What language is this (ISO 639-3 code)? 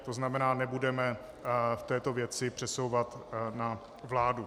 ces